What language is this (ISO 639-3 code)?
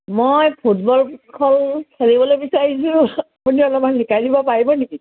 asm